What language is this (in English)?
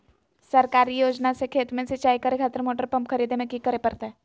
Magahi